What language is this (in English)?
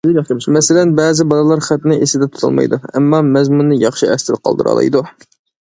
Uyghur